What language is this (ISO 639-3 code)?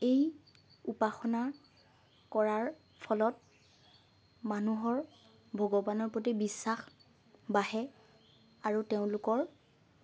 asm